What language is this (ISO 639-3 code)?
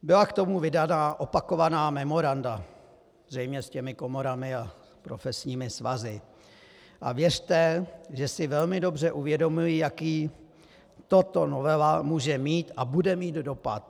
ces